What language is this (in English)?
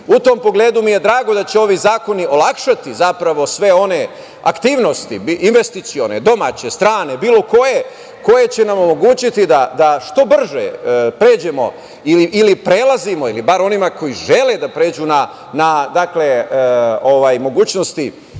Serbian